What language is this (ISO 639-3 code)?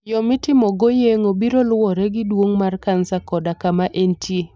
luo